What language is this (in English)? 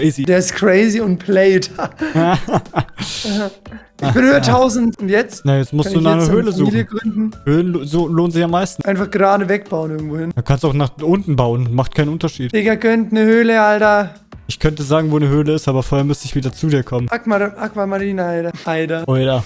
German